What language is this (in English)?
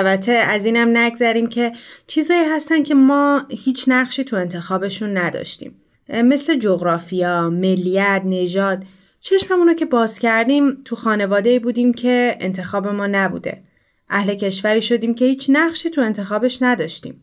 Persian